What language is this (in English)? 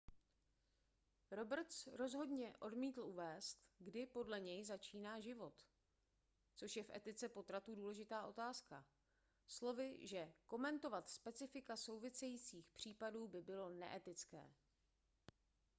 Czech